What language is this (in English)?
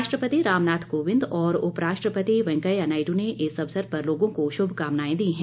Hindi